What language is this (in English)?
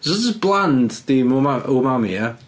Welsh